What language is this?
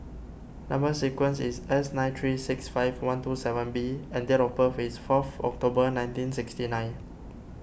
English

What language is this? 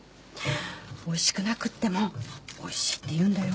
Japanese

